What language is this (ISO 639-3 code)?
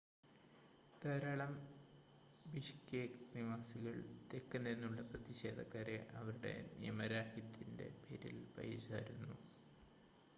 mal